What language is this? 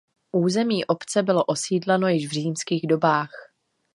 Czech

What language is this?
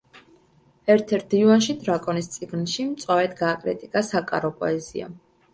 Georgian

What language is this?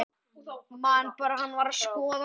Icelandic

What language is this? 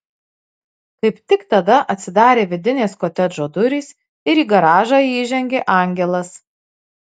Lithuanian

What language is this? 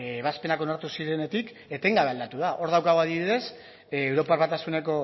Basque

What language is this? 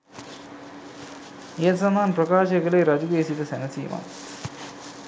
Sinhala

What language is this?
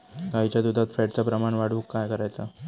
Marathi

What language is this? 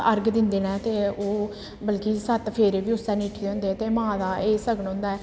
Dogri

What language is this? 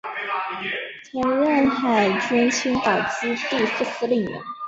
Chinese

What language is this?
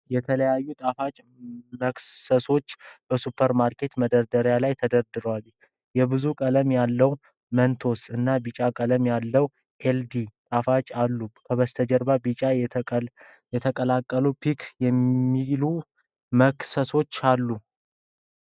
Amharic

